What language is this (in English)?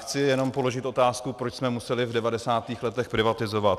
Czech